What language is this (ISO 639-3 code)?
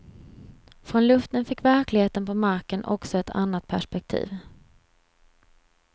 swe